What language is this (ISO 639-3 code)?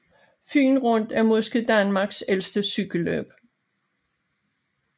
dan